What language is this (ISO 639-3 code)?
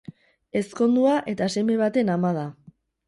eus